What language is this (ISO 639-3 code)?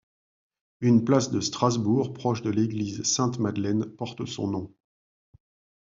fra